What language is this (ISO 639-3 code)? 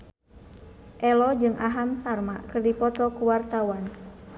sun